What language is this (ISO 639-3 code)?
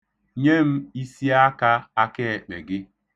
ibo